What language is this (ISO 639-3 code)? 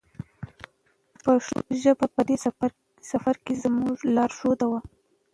pus